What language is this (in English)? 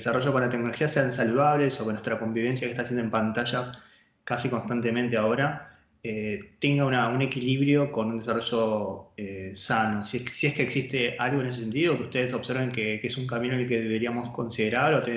Spanish